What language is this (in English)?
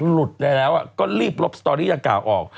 Thai